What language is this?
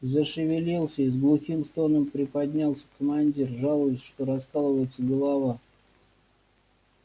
Russian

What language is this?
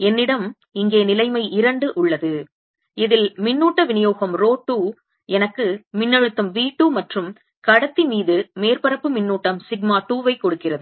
Tamil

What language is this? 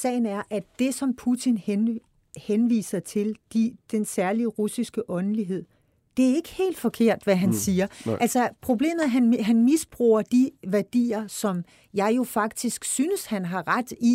Danish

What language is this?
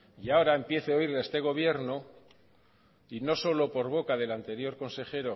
Spanish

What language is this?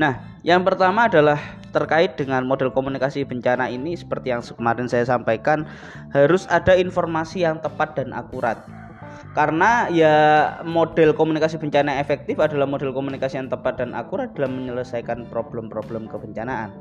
Indonesian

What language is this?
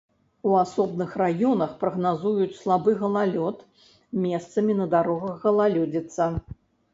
Belarusian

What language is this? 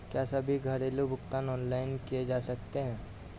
Hindi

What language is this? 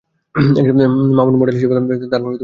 Bangla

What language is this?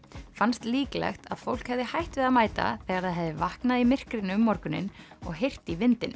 Icelandic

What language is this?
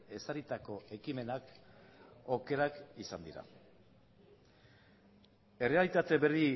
Basque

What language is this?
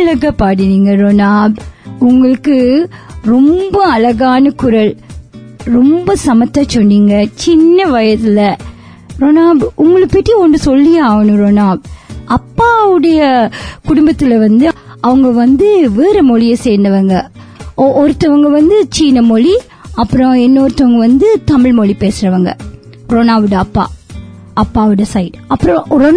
Tamil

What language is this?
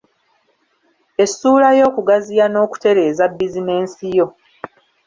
Ganda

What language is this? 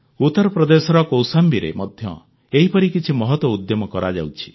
Odia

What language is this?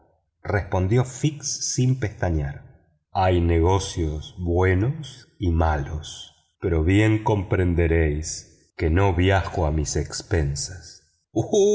Spanish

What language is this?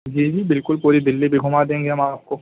Urdu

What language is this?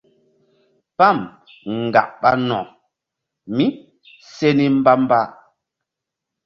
Mbum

